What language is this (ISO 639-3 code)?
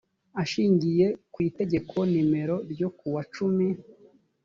kin